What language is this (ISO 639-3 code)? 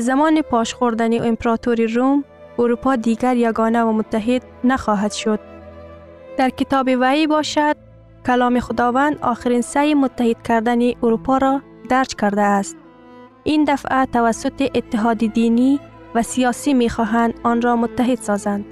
fas